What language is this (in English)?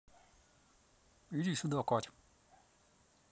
Russian